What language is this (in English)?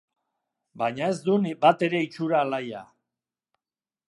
Basque